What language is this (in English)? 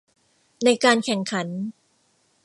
Thai